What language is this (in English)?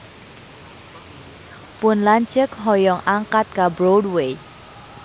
Sundanese